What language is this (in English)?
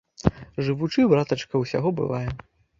Belarusian